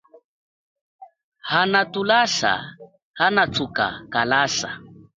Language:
Chokwe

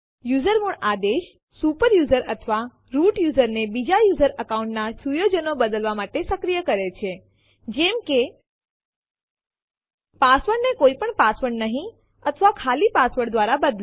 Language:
Gujarati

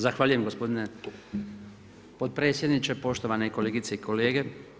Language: Croatian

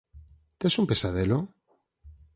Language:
Galician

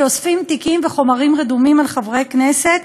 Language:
Hebrew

